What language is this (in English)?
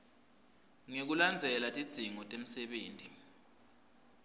Swati